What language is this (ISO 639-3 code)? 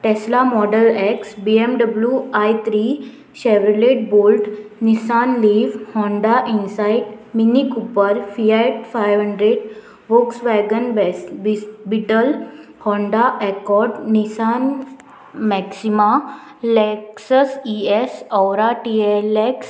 kok